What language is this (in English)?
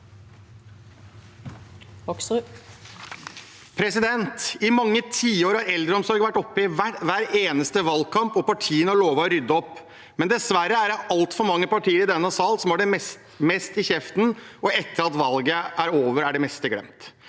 Norwegian